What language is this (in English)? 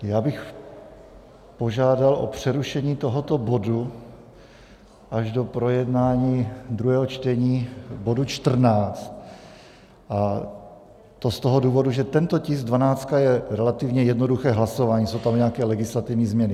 Czech